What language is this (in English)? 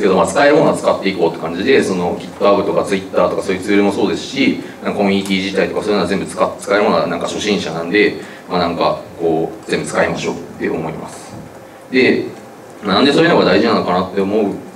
Japanese